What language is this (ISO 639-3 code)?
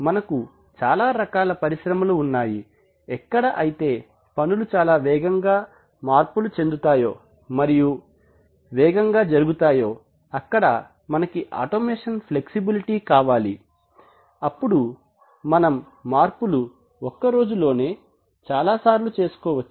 tel